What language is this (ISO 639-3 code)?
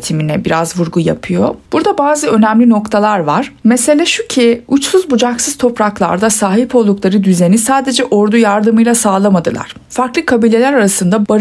tur